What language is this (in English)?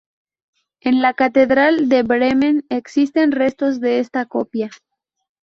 Spanish